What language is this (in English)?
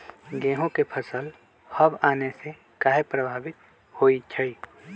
Magahi